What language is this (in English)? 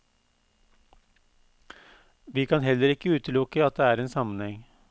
Norwegian